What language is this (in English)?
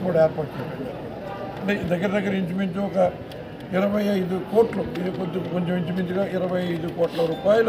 Telugu